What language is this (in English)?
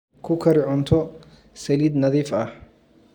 Somali